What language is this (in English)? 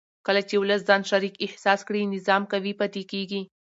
Pashto